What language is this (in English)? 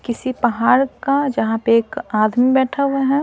Hindi